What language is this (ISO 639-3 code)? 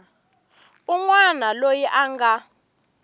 tso